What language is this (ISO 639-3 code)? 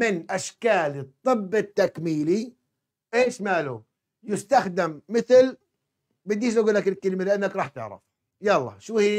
ara